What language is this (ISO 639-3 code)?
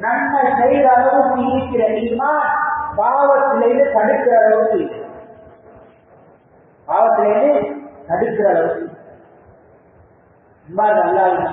ara